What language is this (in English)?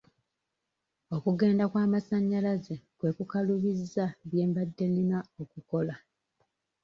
Ganda